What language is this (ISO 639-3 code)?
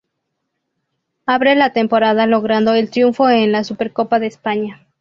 spa